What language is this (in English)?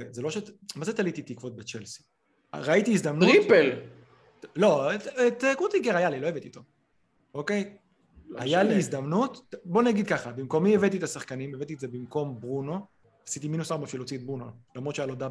Hebrew